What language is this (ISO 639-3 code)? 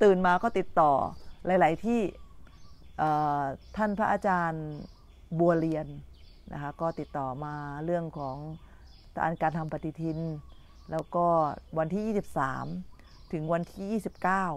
tha